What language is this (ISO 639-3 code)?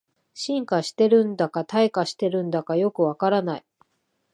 jpn